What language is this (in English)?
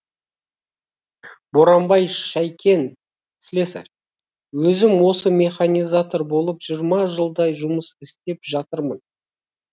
Kazakh